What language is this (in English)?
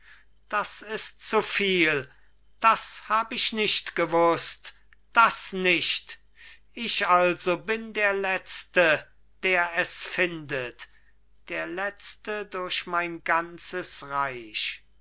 German